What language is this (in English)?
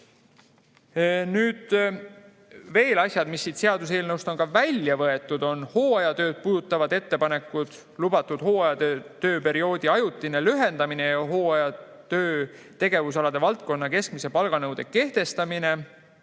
Estonian